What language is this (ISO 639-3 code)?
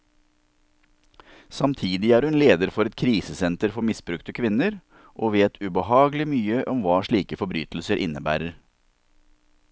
nor